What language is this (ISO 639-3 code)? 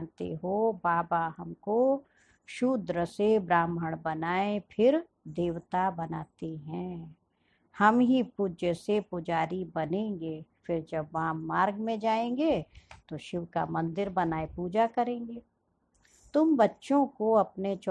hin